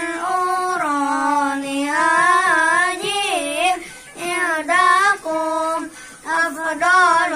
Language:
Arabic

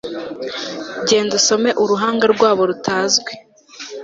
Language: Kinyarwanda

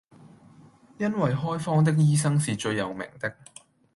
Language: Cantonese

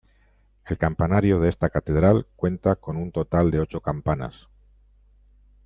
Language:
Spanish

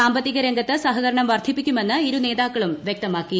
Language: Malayalam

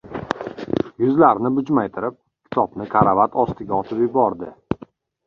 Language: Uzbek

